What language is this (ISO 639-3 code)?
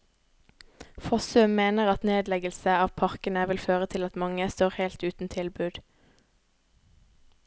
nor